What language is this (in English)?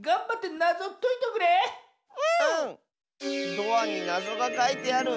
Japanese